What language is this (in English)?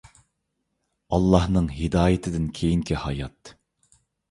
Uyghur